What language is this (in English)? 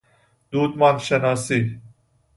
Persian